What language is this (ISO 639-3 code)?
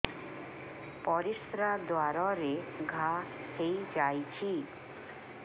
ori